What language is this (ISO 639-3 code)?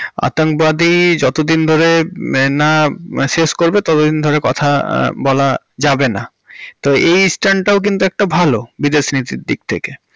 ben